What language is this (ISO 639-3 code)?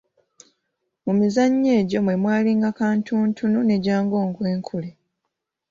lug